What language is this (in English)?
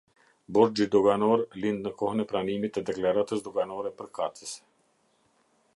Albanian